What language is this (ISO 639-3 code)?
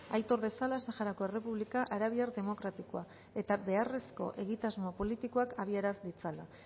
eus